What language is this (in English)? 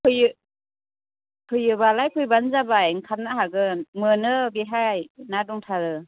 Bodo